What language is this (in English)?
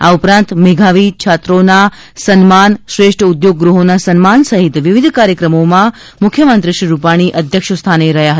Gujarati